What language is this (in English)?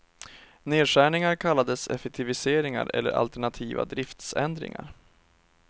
Swedish